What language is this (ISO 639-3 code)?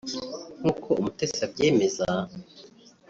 kin